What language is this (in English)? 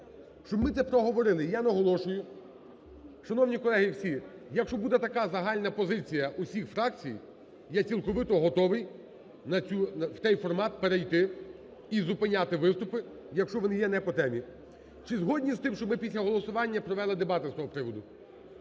Ukrainian